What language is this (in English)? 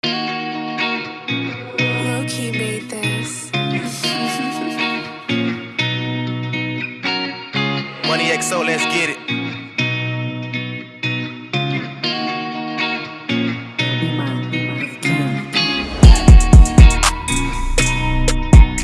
English